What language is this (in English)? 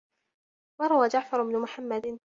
Arabic